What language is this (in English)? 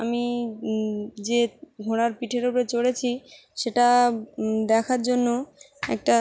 Bangla